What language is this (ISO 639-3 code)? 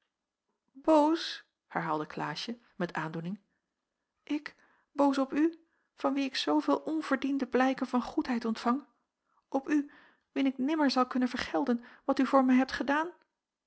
nld